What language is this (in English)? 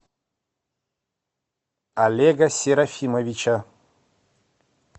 Russian